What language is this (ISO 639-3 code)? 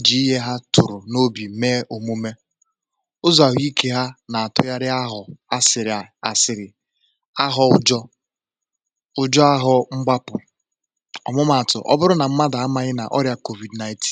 ibo